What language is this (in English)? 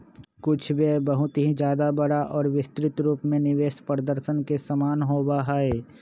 Magahi